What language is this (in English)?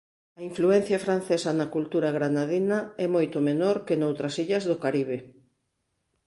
Galician